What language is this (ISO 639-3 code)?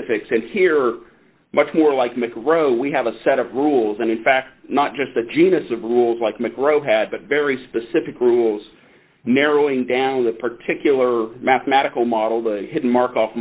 eng